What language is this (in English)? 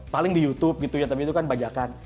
Indonesian